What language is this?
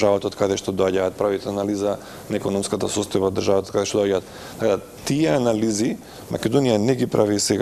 Macedonian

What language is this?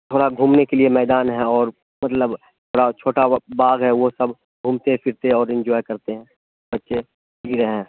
Urdu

